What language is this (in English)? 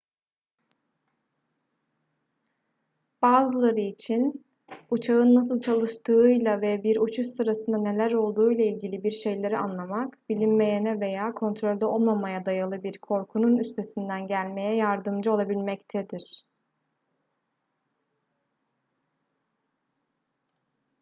Turkish